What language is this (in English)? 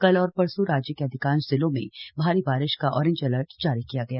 Hindi